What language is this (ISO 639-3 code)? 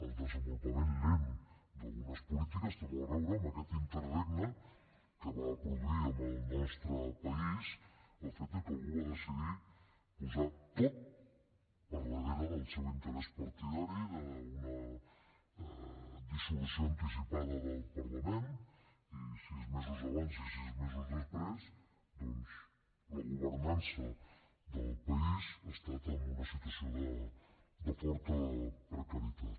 cat